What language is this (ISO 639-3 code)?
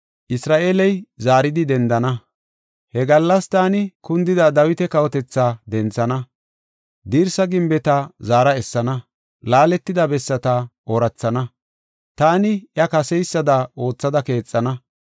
gof